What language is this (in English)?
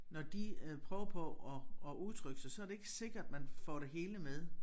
Danish